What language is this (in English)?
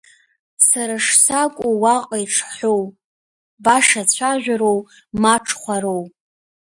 Abkhazian